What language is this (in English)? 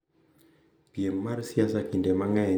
Luo (Kenya and Tanzania)